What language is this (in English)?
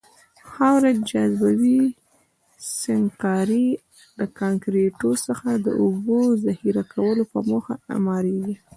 Pashto